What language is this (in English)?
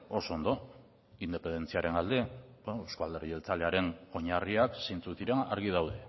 Basque